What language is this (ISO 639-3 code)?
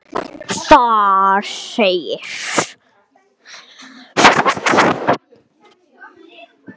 isl